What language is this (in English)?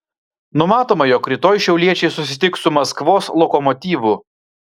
Lithuanian